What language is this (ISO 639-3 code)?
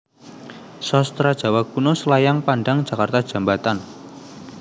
jav